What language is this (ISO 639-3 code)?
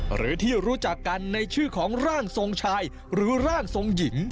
tha